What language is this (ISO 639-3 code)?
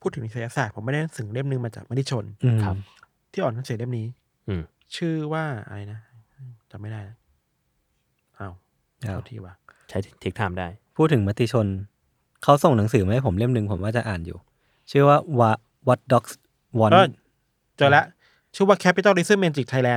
tha